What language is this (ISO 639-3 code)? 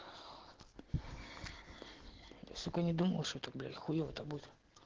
rus